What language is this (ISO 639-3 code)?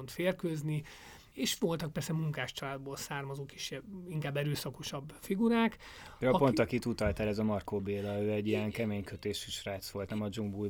hun